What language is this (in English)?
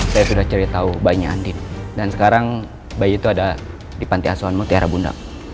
Indonesian